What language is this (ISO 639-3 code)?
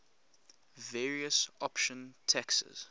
eng